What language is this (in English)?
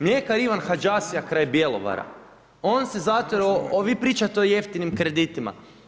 Croatian